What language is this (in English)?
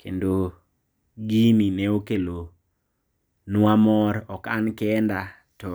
Luo (Kenya and Tanzania)